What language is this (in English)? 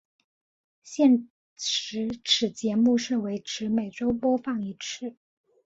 Chinese